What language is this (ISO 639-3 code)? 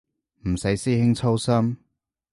yue